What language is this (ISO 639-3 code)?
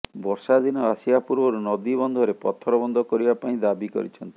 ori